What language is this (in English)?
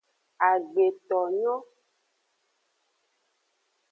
Aja (Benin)